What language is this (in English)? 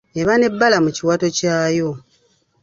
Ganda